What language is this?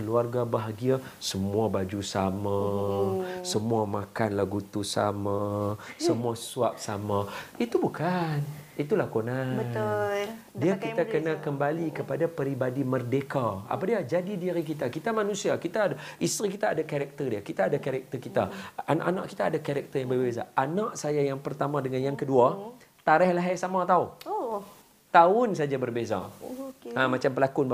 Malay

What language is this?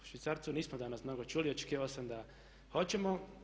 Croatian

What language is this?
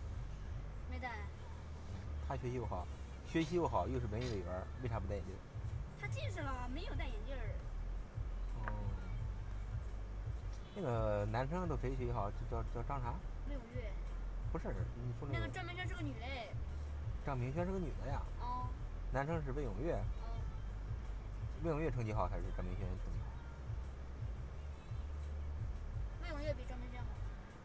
Chinese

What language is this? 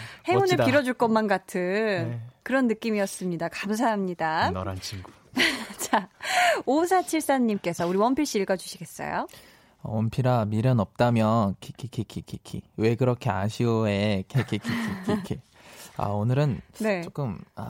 Korean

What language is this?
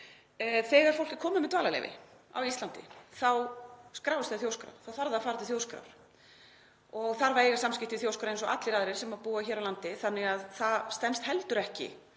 Icelandic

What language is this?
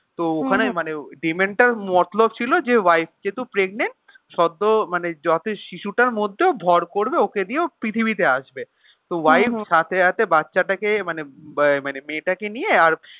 Bangla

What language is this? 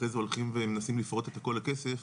Hebrew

